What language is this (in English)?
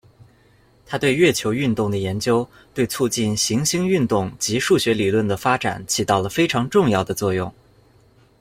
Chinese